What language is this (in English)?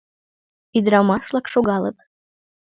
Mari